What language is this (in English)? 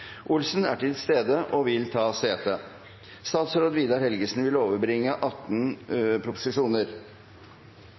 Norwegian Nynorsk